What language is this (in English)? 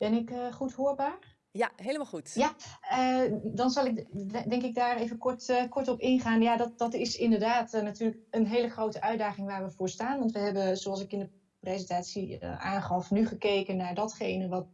Dutch